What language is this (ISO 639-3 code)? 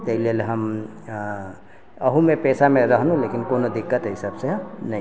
mai